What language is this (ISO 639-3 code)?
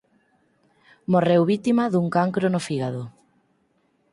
glg